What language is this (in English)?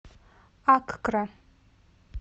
Russian